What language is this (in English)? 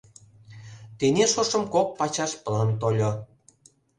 Mari